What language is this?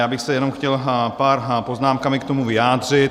Czech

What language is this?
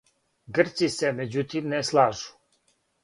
Serbian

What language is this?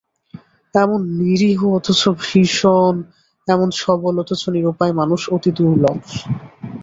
Bangla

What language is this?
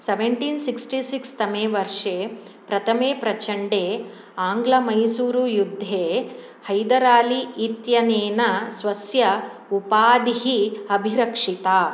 Sanskrit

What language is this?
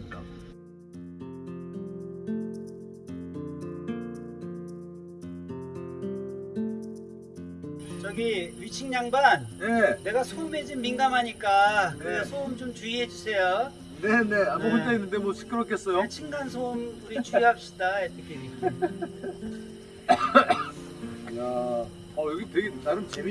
Korean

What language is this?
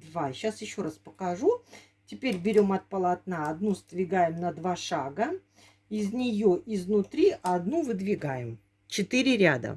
Russian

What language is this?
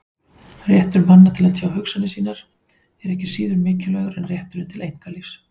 Icelandic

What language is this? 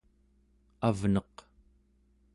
Central Yupik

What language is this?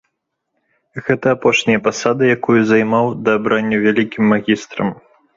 Belarusian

